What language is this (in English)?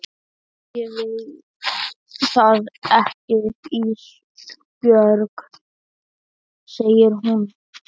Icelandic